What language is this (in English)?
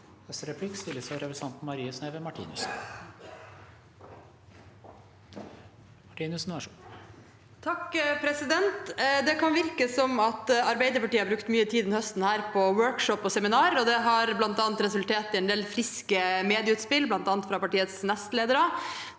Norwegian